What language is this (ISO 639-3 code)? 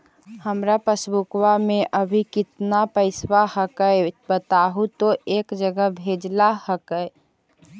mag